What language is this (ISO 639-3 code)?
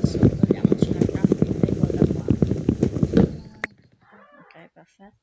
ita